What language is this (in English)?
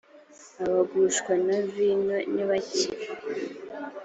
Kinyarwanda